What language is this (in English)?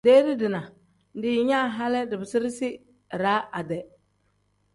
Tem